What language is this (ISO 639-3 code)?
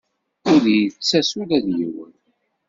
kab